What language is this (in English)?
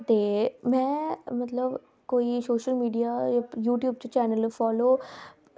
Dogri